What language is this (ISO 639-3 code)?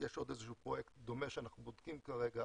heb